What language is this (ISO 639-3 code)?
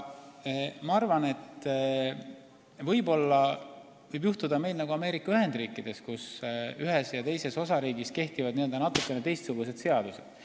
est